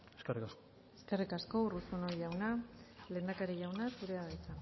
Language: Basque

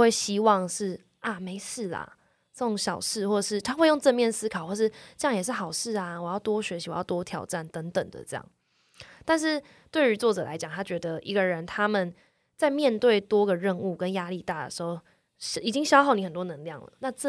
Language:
Chinese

